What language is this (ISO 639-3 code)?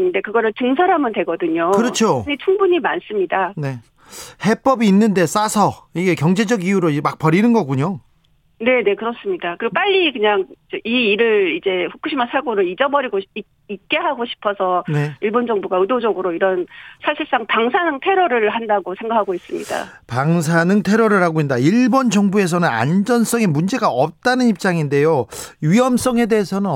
kor